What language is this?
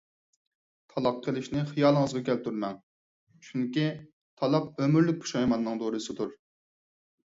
Uyghur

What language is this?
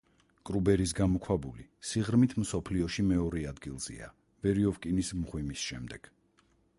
Georgian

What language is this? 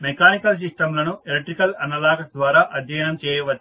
Telugu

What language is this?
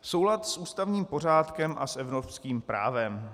Czech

